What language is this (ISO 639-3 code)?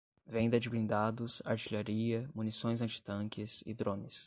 por